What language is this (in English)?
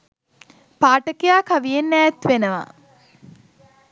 Sinhala